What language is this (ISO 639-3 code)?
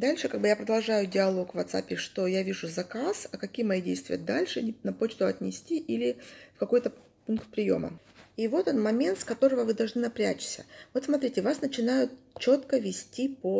rus